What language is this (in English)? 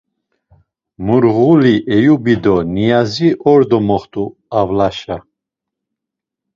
Laz